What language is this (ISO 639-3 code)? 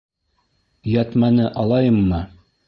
bak